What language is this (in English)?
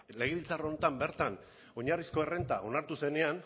Basque